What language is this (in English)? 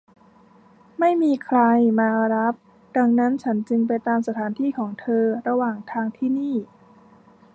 Thai